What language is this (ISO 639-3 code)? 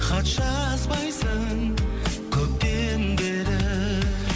kaz